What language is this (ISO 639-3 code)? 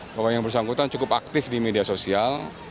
ind